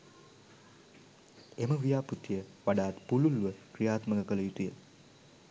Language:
Sinhala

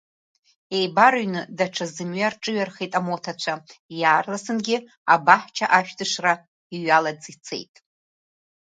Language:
Abkhazian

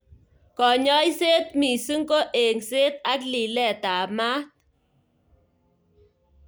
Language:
Kalenjin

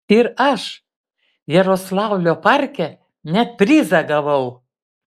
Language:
Lithuanian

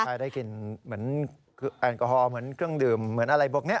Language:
Thai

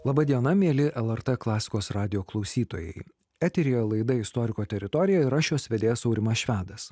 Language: Lithuanian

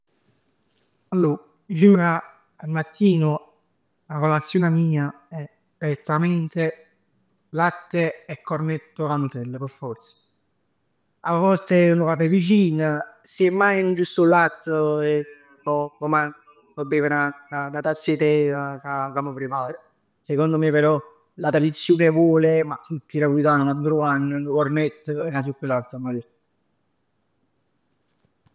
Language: Neapolitan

